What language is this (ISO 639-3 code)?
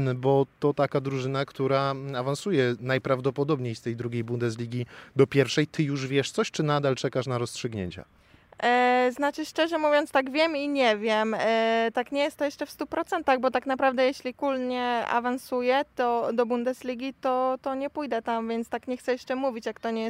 pol